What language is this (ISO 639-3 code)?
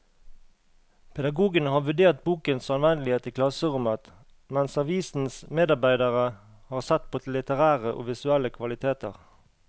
nor